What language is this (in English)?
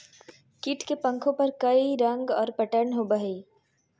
Magahi